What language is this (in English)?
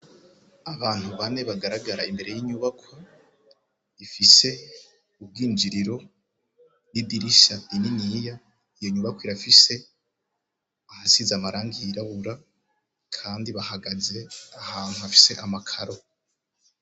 Rundi